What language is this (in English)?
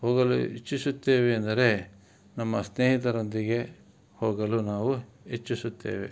Kannada